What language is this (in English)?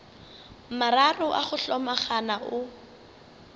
Northern Sotho